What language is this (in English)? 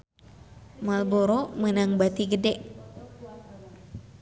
Sundanese